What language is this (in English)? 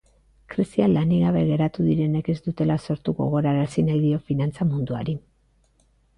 Basque